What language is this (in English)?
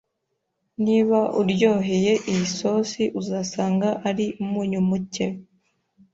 Kinyarwanda